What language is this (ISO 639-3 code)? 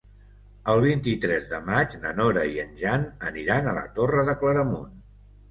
cat